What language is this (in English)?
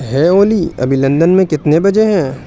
Urdu